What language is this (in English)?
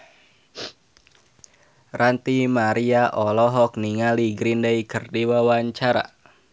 Sundanese